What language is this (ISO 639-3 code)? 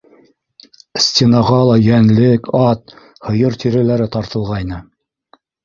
bak